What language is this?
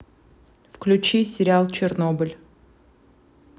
Russian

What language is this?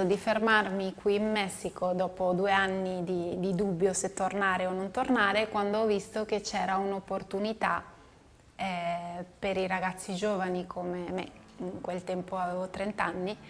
Italian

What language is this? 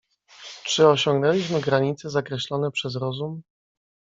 Polish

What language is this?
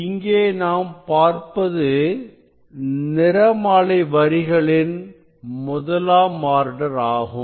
Tamil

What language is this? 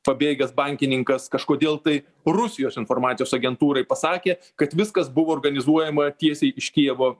Lithuanian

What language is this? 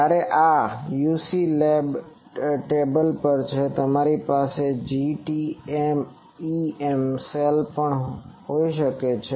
Gujarati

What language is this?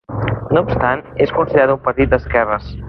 Catalan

